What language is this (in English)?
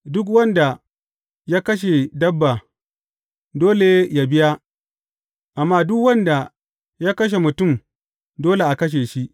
Hausa